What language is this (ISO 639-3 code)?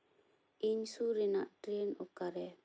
sat